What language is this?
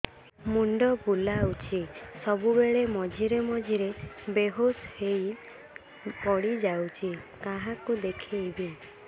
Odia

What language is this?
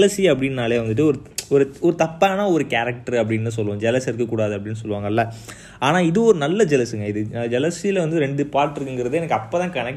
Tamil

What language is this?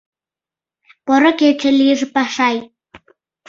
Mari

